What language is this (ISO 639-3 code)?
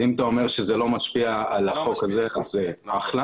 heb